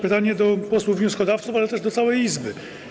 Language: Polish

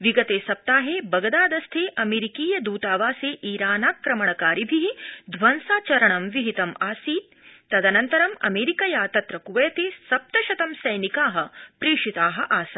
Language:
Sanskrit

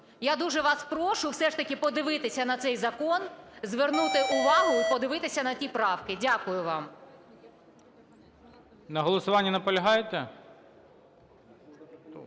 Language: Ukrainian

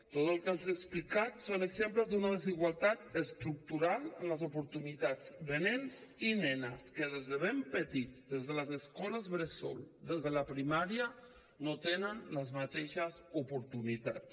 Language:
Catalan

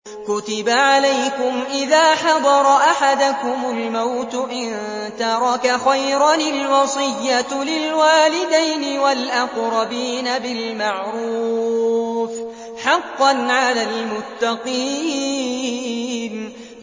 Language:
Arabic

